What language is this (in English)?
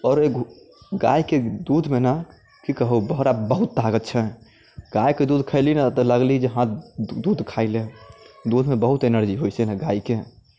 Maithili